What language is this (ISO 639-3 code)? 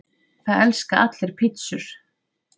isl